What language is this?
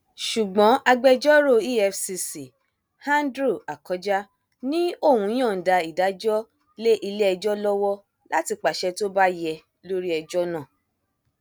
Yoruba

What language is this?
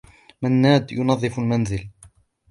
Arabic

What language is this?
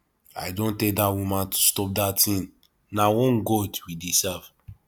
Nigerian Pidgin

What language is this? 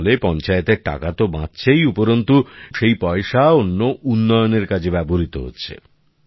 Bangla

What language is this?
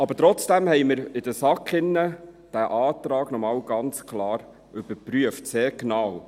Swiss German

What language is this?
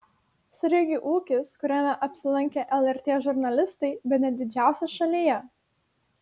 Lithuanian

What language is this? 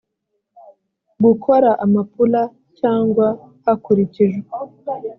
Kinyarwanda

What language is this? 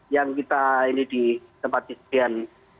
Indonesian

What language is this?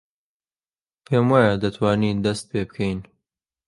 Central Kurdish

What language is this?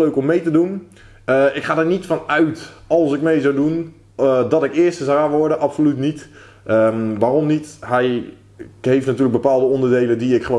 Dutch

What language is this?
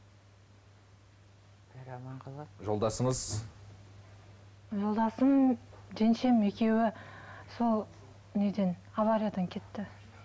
Kazakh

